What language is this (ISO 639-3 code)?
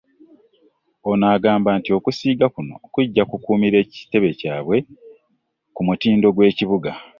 lug